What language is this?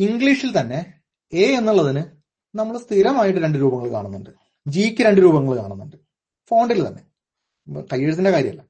Malayalam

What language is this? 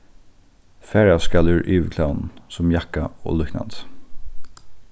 Faroese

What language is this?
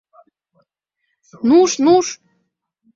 Mari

